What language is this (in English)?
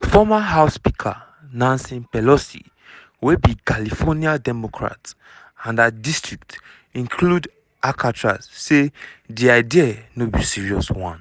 Nigerian Pidgin